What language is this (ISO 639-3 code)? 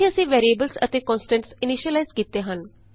pan